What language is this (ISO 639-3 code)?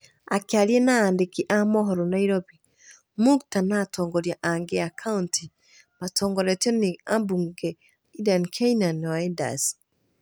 kik